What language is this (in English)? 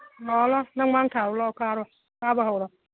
Manipuri